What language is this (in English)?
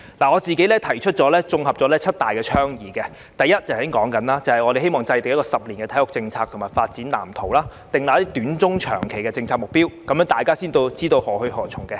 Cantonese